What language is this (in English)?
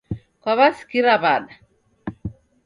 Taita